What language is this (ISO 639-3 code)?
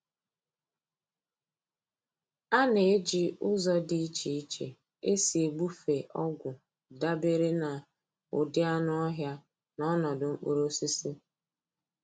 ibo